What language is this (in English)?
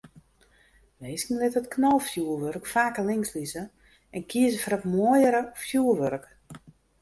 Western Frisian